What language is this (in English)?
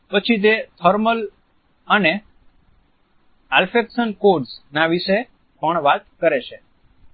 Gujarati